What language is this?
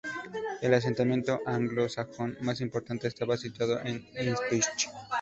Spanish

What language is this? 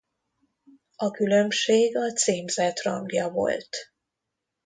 Hungarian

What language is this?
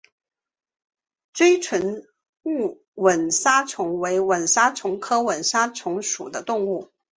Chinese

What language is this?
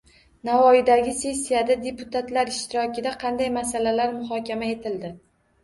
Uzbek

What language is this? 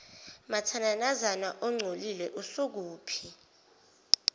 Zulu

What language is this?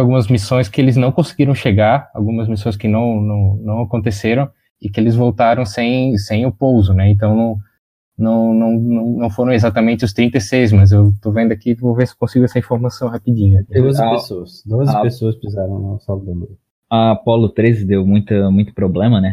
Portuguese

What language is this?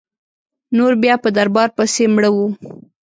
Pashto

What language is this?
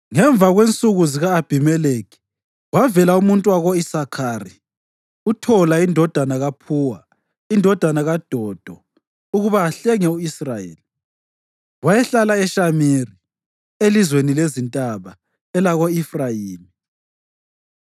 North Ndebele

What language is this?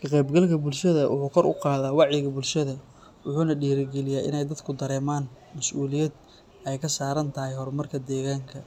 Somali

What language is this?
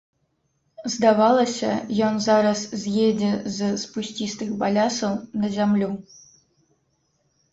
Belarusian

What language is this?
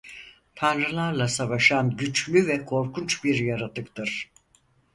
Turkish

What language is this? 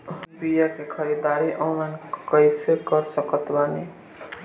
Bhojpuri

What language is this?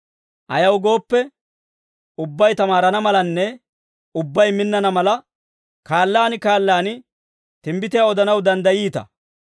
Dawro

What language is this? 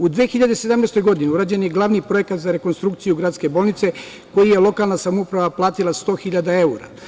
Serbian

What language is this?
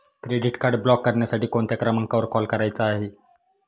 Marathi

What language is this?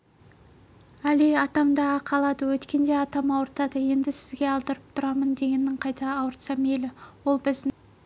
Kazakh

